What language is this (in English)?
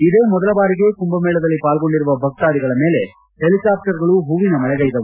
Kannada